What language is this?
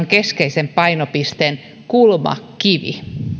Finnish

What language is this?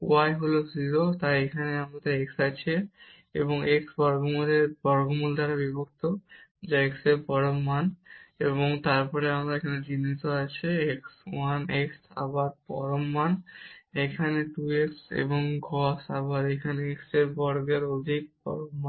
Bangla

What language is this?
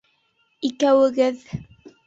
Bashkir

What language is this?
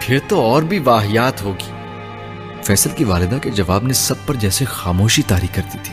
Urdu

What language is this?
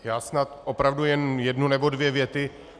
Czech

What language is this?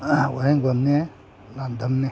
Manipuri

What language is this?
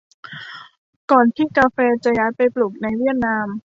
Thai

